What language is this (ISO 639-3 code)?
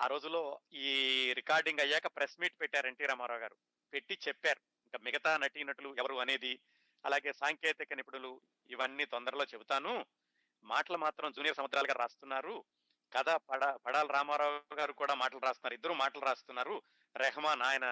tel